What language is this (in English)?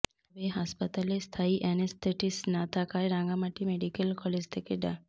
Bangla